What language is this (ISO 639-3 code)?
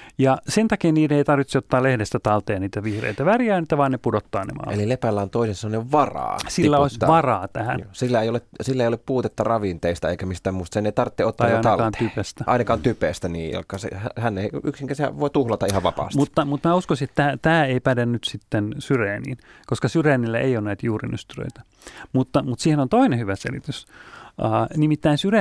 fin